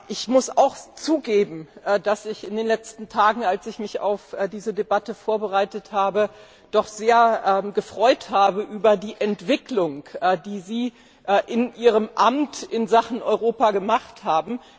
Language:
German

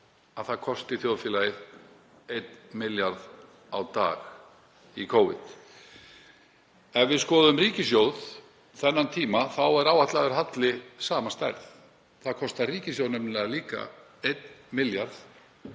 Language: Icelandic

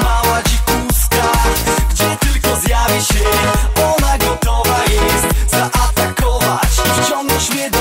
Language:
Polish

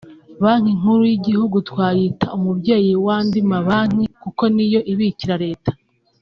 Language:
Kinyarwanda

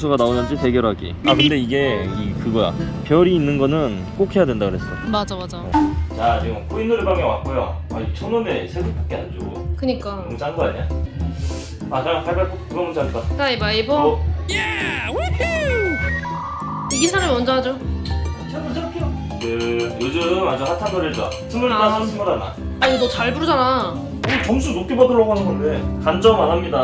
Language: Korean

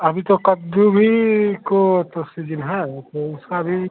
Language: Hindi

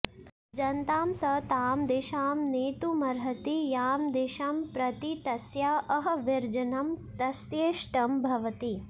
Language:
Sanskrit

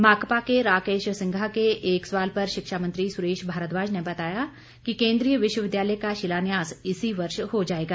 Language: Hindi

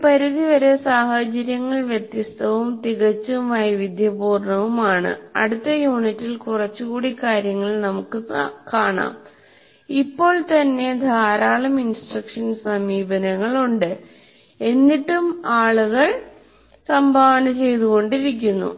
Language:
Malayalam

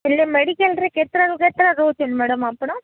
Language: Odia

